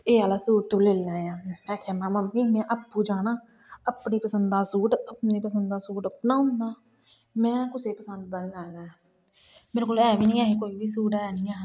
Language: Dogri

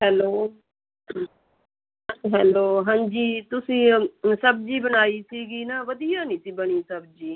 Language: Punjabi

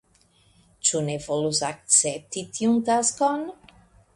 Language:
Esperanto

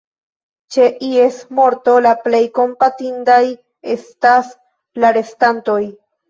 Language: Esperanto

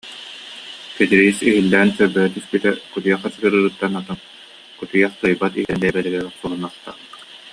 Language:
Yakut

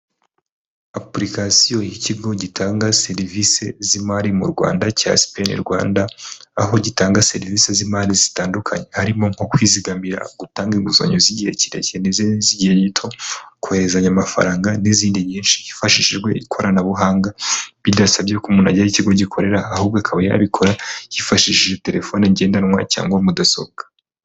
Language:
Kinyarwanda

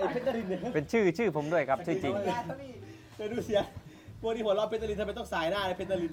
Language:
Thai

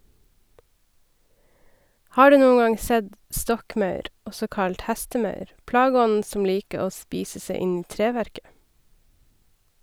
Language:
Norwegian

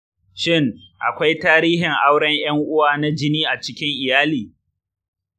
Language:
Hausa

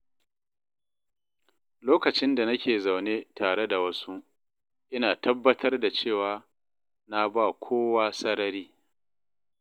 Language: Hausa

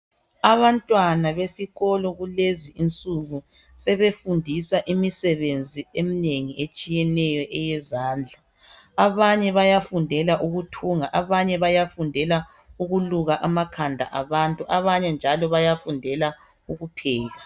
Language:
North Ndebele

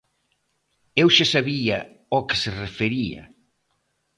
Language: Galician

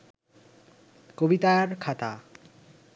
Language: Bangla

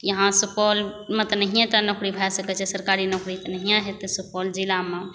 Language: Maithili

